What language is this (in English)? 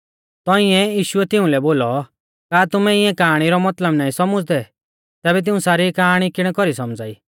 Mahasu Pahari